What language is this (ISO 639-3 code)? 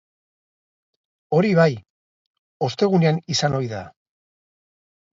eus